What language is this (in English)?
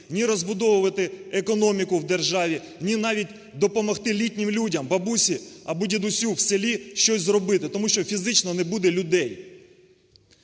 Ukrainian